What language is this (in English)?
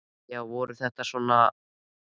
Icelandic